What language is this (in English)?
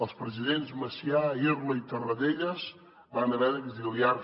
Catalan